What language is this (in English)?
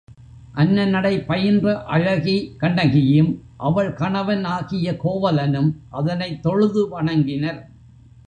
Tamil